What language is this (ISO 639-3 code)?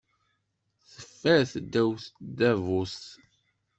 kab